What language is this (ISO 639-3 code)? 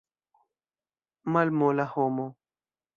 epo